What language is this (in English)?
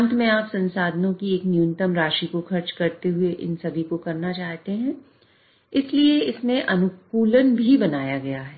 Hindi